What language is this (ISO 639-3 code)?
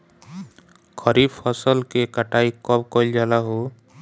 bho